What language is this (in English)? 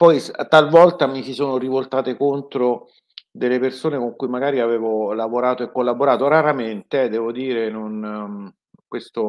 Italian